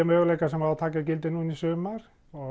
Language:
Icelandic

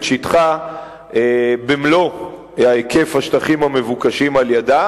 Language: Hebrew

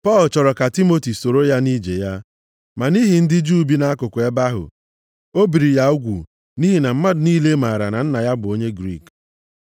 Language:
Igbo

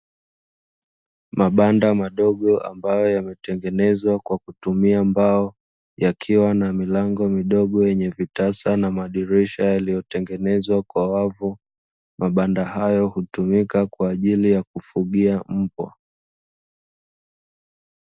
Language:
Swahili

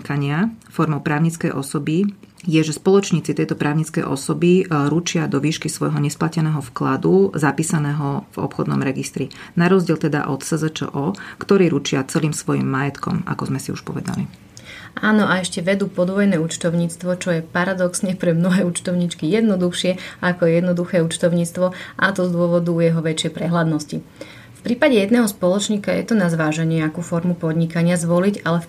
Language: Slovak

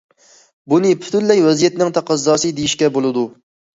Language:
Uyghur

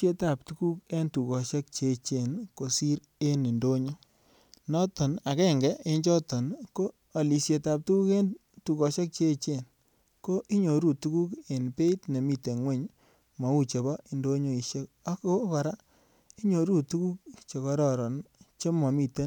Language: Kalenjin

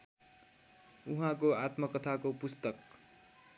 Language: Nepali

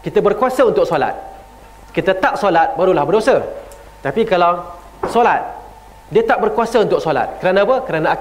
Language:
Malay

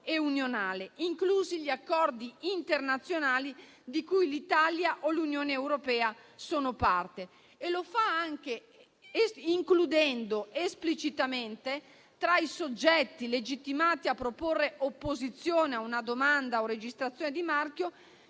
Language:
Italian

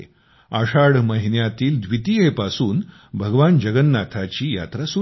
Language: Marathi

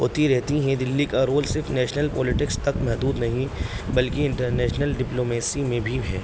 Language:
Urdu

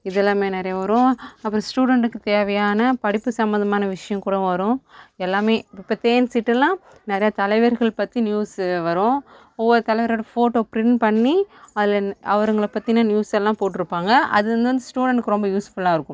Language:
Tamil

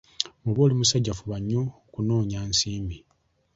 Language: Ganda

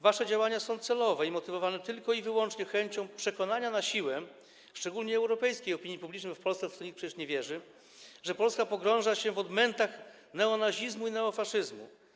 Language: Polish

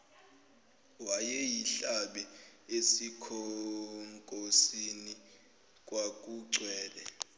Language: Zulu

